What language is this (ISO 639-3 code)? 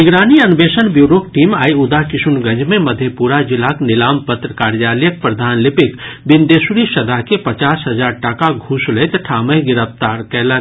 mai